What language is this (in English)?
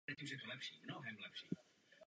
Czech